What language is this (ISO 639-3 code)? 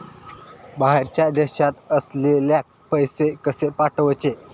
mar